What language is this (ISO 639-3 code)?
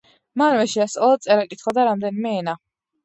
kat